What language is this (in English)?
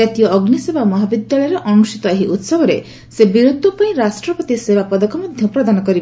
Odia